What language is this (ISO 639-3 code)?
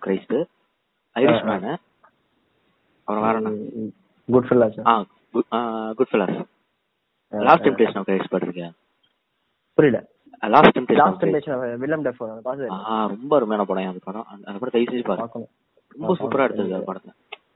tam